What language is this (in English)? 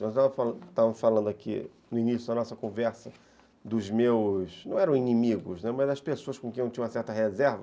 Portuguese